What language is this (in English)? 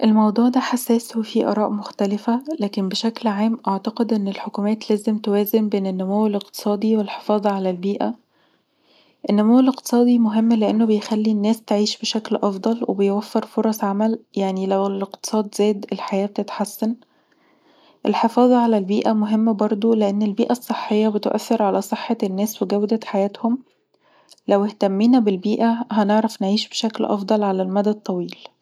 Egyptian Arabic